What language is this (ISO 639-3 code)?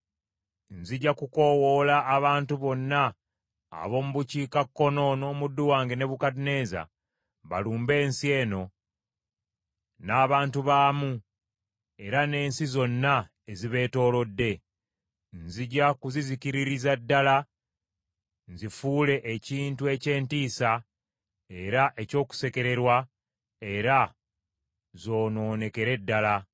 lug